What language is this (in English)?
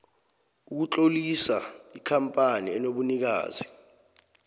South Ndebele